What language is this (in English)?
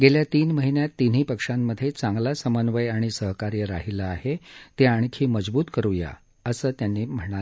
Marathi